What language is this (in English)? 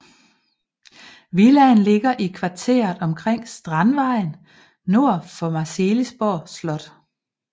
Danish